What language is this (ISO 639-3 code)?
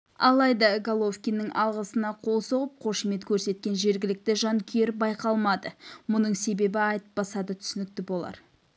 kaz